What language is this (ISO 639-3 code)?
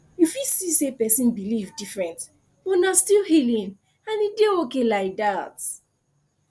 pcm